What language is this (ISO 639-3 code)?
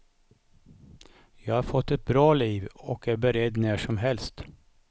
swe